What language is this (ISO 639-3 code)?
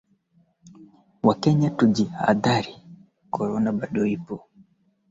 swa